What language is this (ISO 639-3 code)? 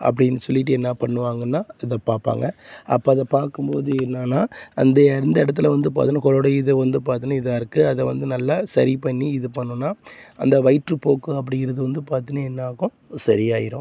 tam